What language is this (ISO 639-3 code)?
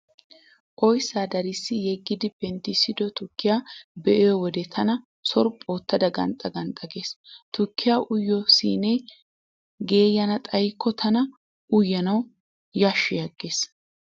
wal